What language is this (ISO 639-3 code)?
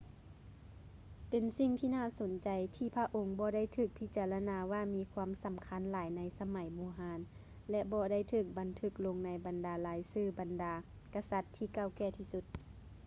lao